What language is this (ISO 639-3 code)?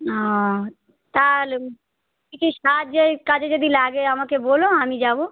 ben